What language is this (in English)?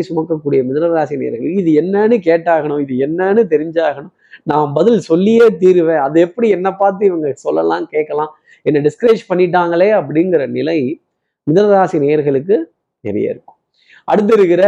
Tamil